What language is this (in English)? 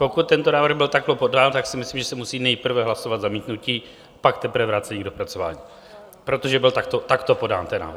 Czech